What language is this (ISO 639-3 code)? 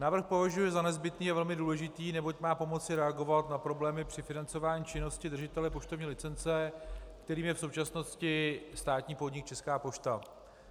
ces